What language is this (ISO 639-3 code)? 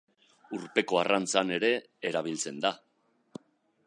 eus